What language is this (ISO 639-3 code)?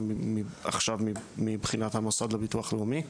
heb